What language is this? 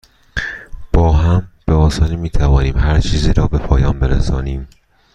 Persian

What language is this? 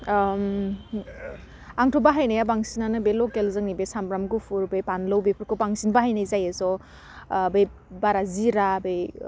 Bodo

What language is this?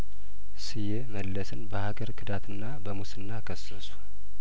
Amharic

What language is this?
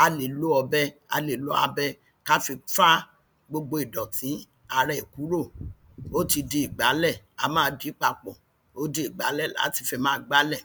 Yoruba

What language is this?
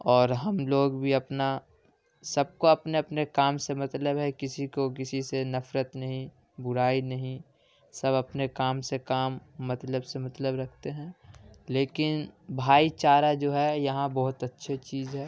Urdu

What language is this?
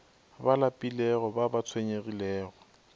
Northern Sotho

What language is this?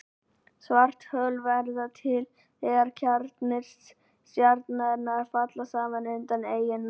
Icelandic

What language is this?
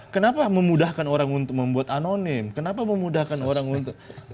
Indonesian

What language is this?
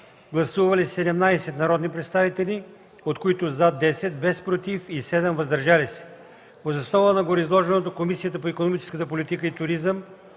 Bulgarian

